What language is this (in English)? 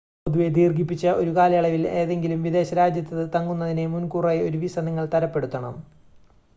Malayalam